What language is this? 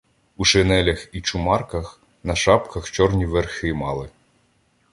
Ukrainian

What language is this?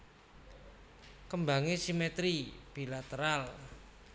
Javanese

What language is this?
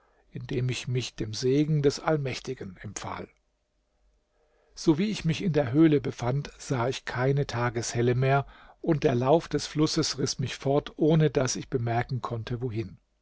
German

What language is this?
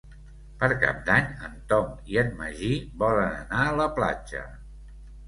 Catalan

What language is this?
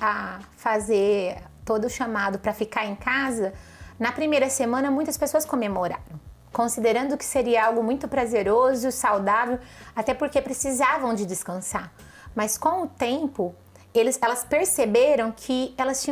Portuguese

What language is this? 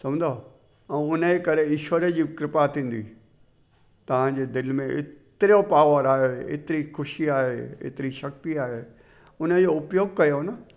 Sindhi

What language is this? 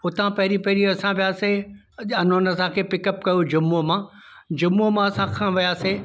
Sindhi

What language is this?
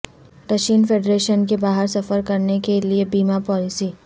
Urdu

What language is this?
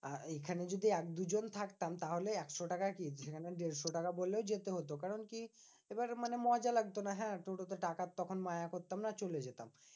Bangla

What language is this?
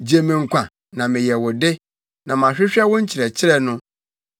Akan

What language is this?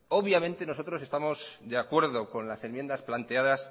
Spanish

